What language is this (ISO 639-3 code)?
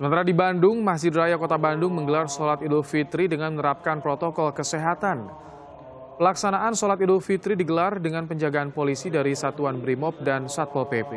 ind